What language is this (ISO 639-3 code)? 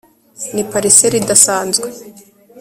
kin